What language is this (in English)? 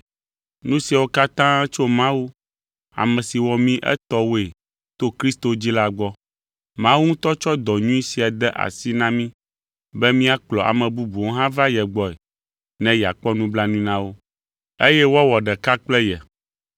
Ewe